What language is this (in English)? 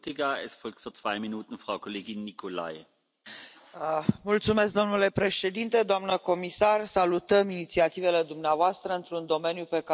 Romanian